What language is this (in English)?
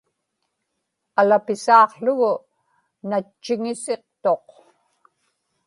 Inupiaq